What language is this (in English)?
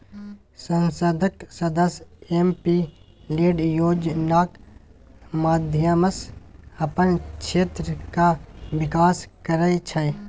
Maithili